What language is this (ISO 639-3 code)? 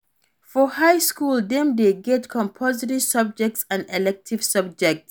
pcm